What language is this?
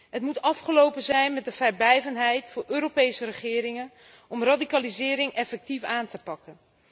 Dutch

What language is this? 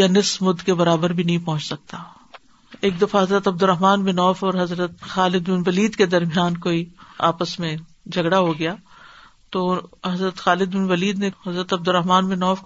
Urdu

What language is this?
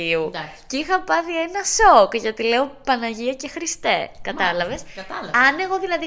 Greek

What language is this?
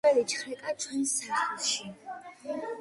Georgian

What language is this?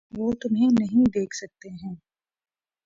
Urdu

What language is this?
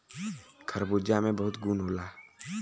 Bhojpuri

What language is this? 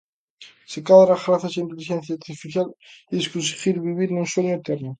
Galician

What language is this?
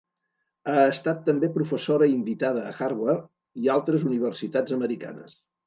Catalan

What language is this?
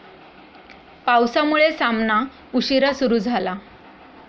Marathi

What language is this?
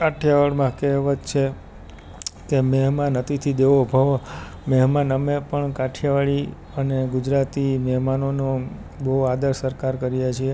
Gujarati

